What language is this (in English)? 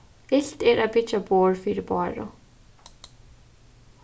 Faroese